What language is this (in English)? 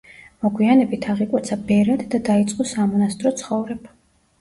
Georgian